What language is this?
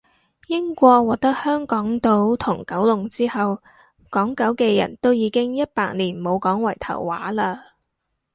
Cantonese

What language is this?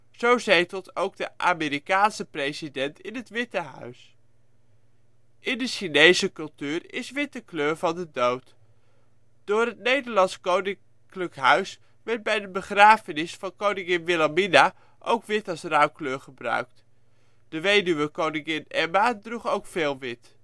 Dutch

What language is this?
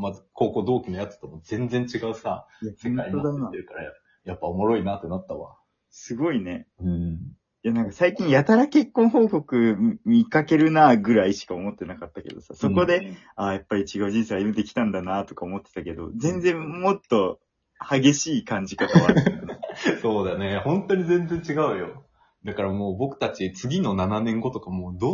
Japanese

